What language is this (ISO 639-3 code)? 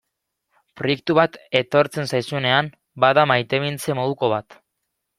eus